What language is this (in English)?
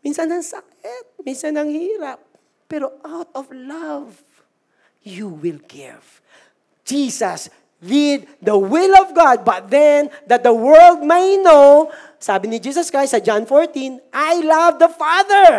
Filipino